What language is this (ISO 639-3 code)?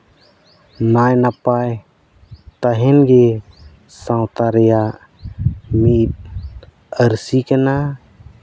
sat